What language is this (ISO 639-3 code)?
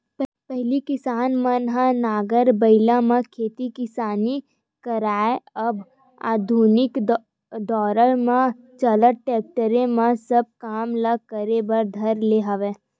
hne